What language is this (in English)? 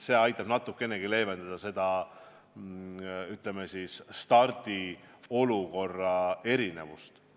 Estonian